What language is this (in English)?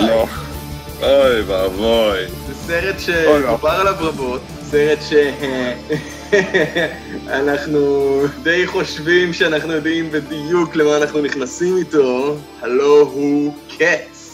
Hebrew